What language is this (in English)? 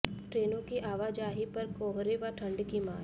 Hindi